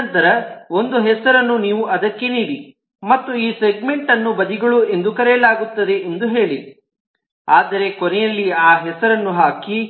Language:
Kannada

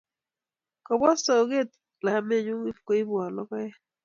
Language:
Kalenjin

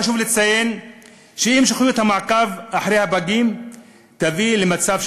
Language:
Hebrew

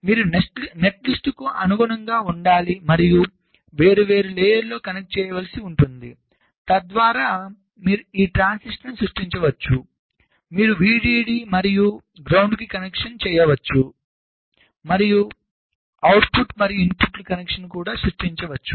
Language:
Telugu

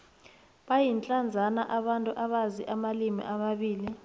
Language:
South Ndebele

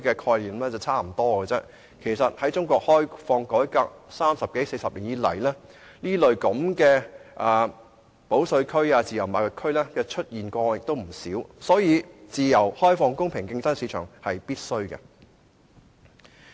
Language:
Cantonese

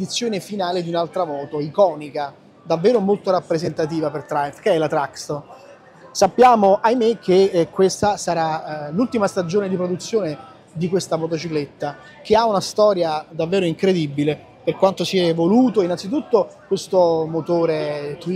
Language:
Italian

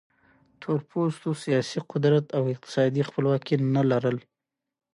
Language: Pashto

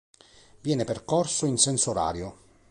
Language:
Italian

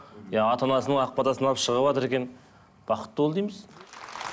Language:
Kazakh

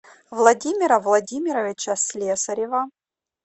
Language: Russian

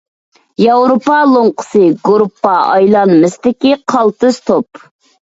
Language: Uyghur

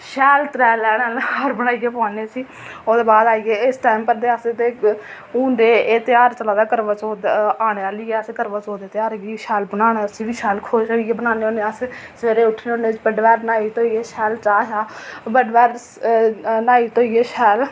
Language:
Dogri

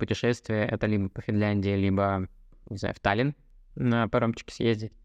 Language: Russian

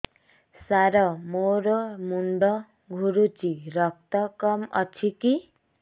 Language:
Odia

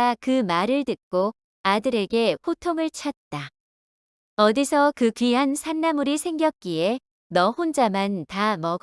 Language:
Korean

